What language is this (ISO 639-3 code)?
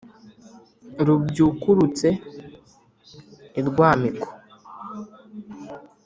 kin